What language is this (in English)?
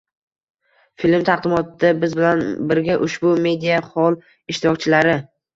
Uzbek